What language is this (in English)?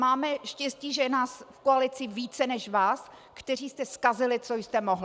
Czech